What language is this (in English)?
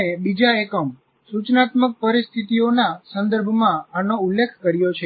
Gujarati